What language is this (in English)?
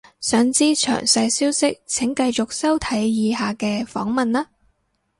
Cantonese